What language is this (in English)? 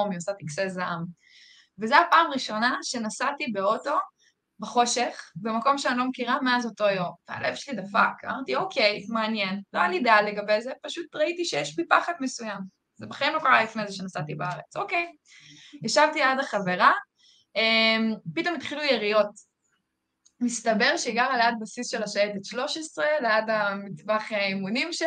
Hebrew